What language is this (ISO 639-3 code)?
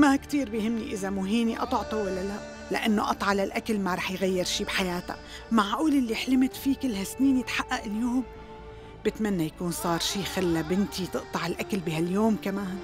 ara